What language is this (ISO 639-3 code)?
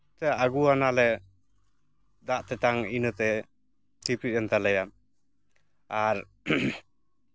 sat